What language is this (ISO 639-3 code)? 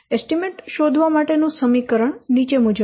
guj